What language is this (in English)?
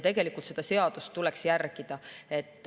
Estonian